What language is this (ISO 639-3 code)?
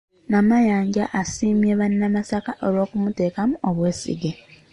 lug